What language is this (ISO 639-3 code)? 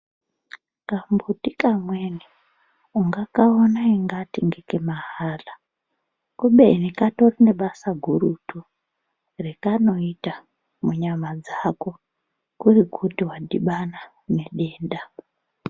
ndc